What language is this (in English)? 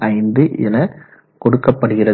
Tamil